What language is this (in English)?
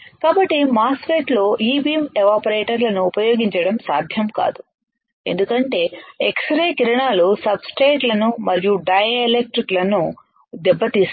Telugu